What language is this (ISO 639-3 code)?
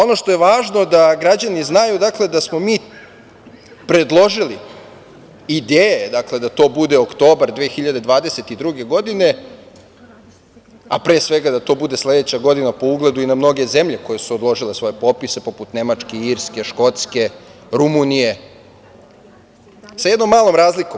srp